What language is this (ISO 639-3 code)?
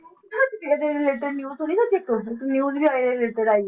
pan